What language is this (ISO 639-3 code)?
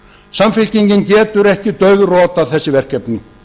isl